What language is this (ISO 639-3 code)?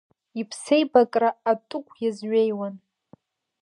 abk